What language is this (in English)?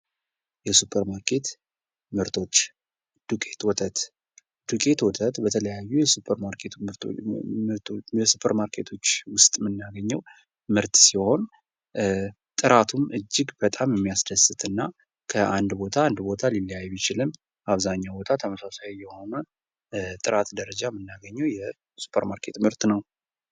Amharic